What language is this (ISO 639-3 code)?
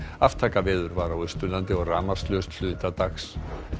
isl